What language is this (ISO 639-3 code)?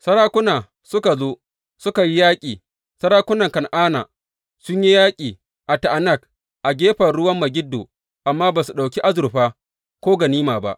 hau